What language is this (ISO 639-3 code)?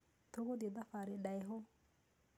kik